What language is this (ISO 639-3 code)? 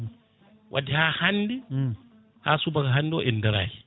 ful